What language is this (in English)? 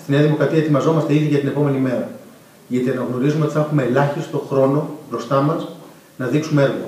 Greek